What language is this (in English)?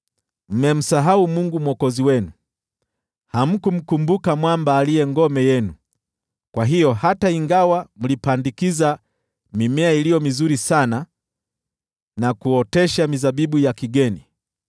Swahili